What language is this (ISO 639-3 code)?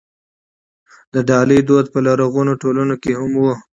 pus